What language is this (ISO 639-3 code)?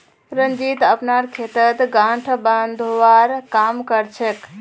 mag